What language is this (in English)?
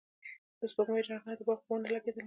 Pashto